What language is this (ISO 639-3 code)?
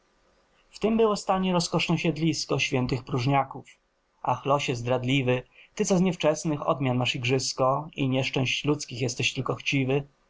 pol